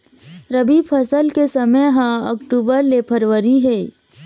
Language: Chhattisgarhi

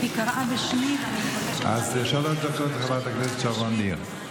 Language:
Hebrew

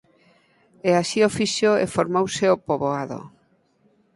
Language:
Galician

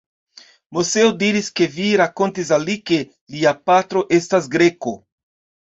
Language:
Esperanto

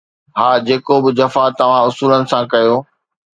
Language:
Sindhi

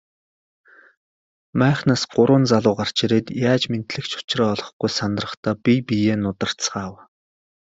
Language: Mongolian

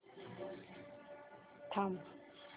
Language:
Marathi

